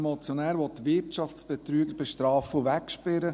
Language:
Swiss German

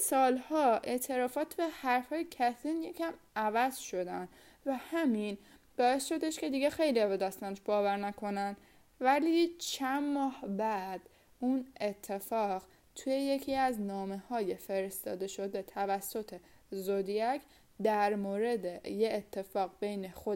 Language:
Persian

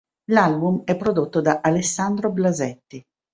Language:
Italian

